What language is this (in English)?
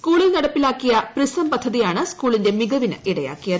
Malayalam